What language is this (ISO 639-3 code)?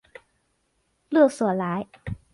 zho